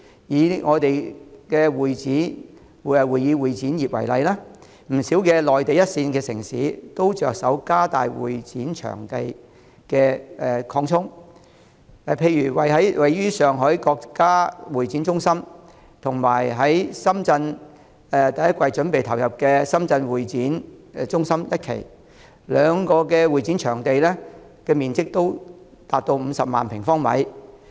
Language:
Cantonese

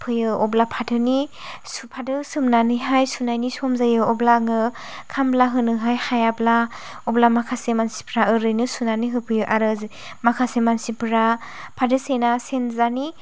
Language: Bodo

